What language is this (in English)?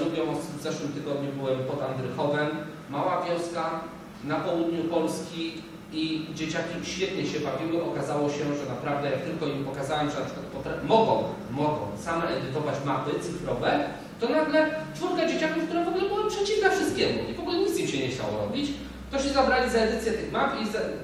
Polish